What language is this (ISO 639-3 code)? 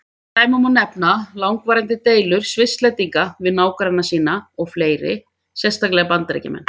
isl